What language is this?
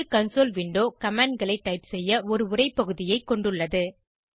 Tamil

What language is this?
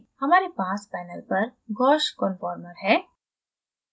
Hindi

